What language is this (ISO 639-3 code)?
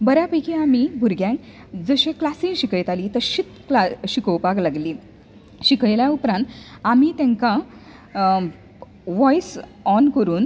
kok